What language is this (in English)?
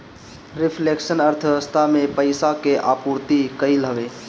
Bhojpuri